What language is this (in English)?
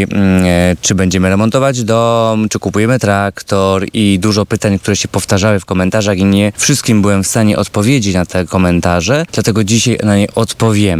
Polish